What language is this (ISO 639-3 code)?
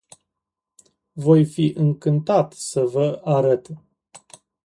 ron